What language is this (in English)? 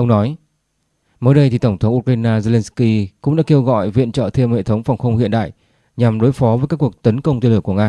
Vietnamese